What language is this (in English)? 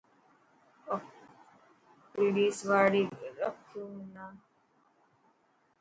Dhatki